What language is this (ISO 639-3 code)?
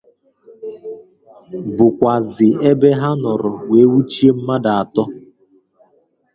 ibo